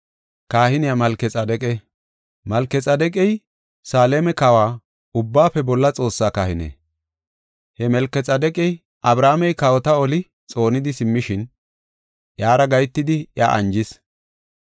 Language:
Gofa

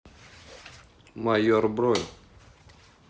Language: Russian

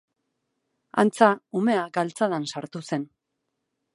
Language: Basque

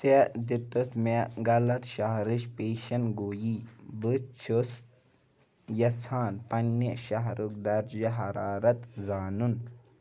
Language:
Kashmiri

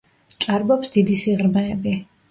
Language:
Georgian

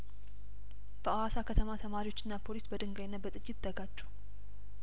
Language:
Amharic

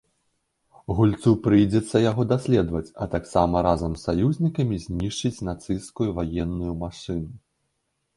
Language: Belarusian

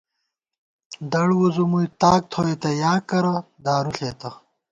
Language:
Gawar-Bati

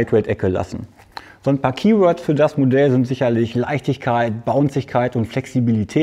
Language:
German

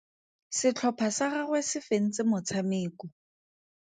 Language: Tswana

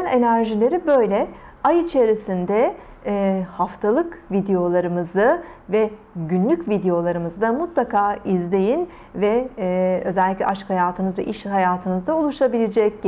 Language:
Turkish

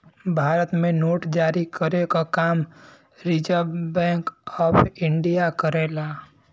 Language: Bhojpuri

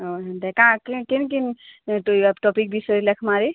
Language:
Odia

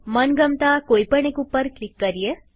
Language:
Gujarati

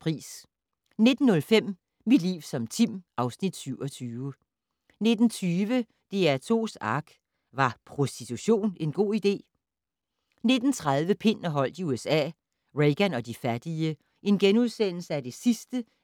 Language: Danish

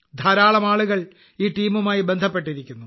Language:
Malayalam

